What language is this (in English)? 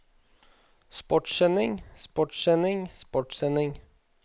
Norwegian